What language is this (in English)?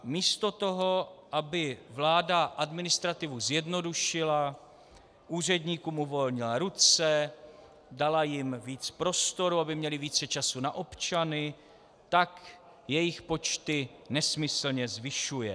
Czech